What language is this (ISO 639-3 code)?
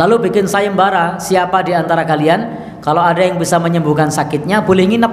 ind